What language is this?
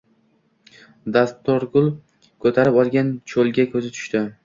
Uzbek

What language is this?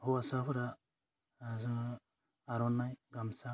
Bodo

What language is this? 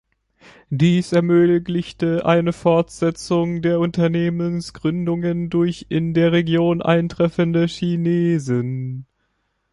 German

